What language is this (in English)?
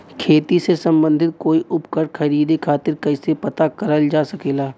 Bhojpuri